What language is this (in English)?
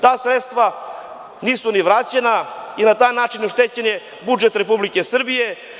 Serbian